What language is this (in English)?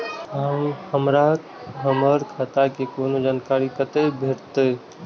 Maithili